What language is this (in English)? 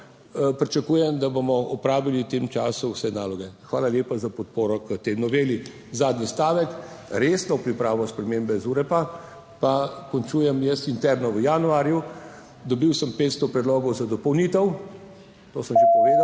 Slovenian